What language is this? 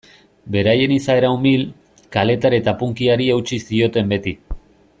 Basque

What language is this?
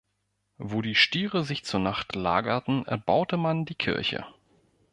German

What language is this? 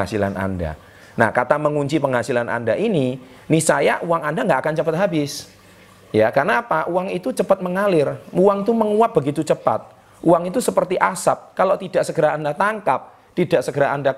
Indonesian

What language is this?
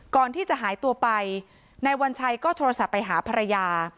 Thai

